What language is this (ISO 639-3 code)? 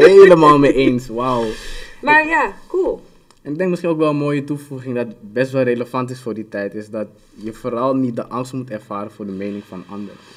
nld